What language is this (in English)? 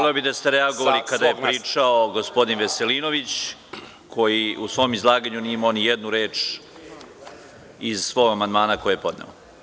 Serbian